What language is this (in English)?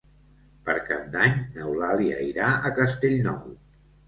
Catalan